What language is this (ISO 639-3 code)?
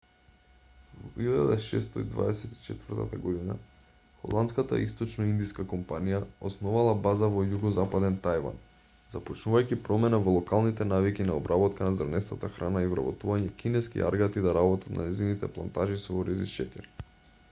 mkd